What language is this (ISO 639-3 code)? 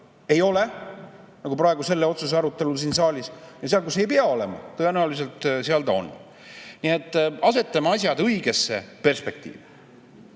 est